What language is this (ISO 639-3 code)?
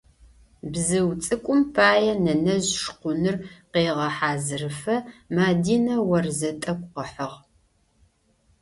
ady